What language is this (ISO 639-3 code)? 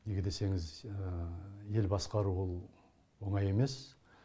kaz